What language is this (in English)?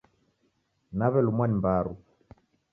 Taita